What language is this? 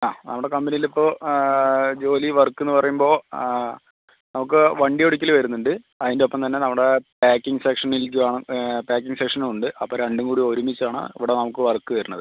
Malayalam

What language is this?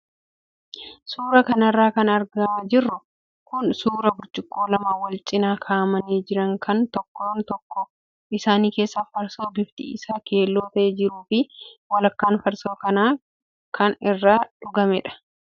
Oromo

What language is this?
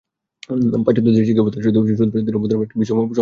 Bangla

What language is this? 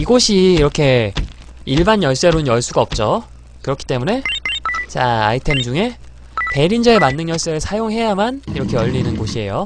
Korean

